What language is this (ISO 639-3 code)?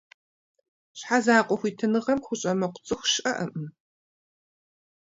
kbd